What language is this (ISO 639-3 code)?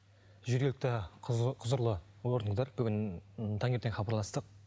kaz